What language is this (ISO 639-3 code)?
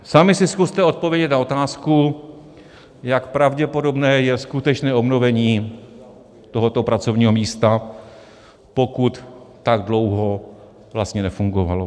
ces